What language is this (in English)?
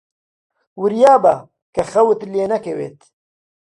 Central Kurdish